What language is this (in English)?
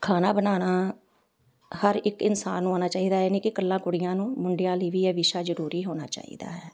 Punjabi